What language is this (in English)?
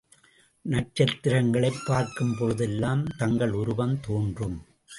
Tamil